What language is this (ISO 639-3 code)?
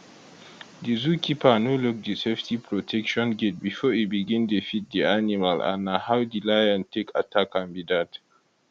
pcm